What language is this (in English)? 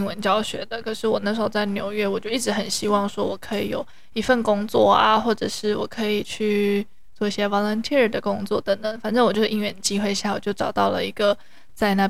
Chinese